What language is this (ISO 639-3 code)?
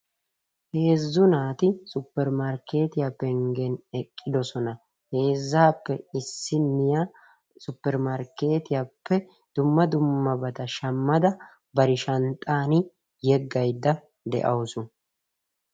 wal